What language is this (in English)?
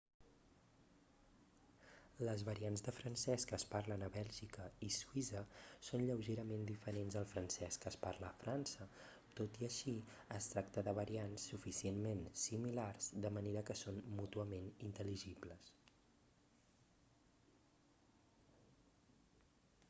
Catalan